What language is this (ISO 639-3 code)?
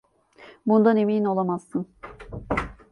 tur